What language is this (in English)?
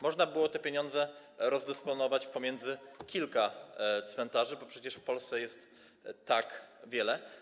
Polish